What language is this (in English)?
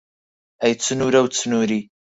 Central Kurdish